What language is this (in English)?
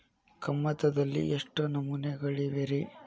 Kannada